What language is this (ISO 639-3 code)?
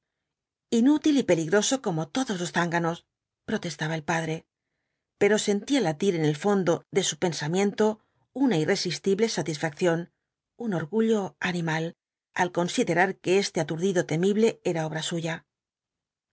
spa